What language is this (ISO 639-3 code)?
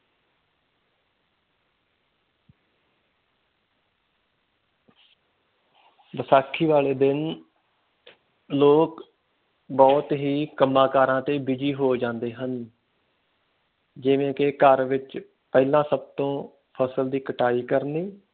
pan